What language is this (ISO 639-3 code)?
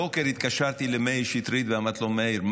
heb